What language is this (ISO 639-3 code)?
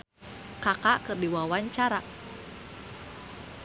sun